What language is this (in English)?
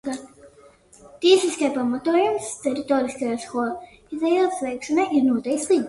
Latvian